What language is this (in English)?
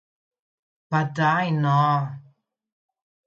Slovenian